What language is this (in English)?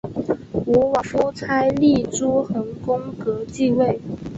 Chinese